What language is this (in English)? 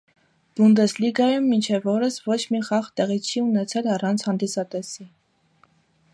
Armenian